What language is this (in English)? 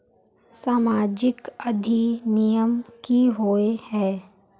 Magahi